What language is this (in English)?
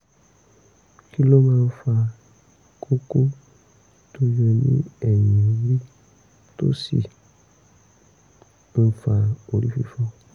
Yoruba